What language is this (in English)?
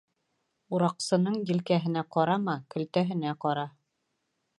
Bashkir